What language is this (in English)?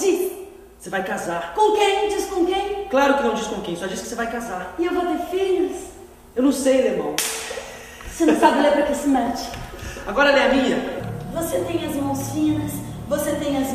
Portuguese